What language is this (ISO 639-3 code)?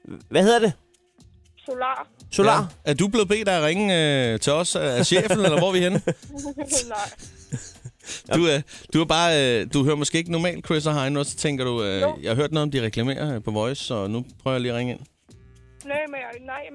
dan